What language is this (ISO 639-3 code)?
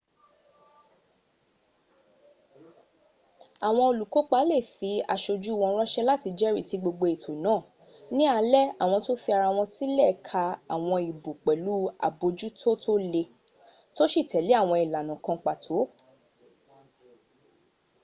yor